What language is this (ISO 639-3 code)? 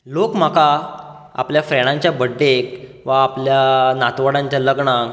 kok